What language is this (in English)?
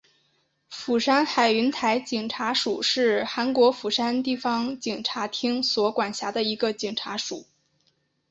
Chinese